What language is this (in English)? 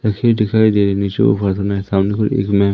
Hindi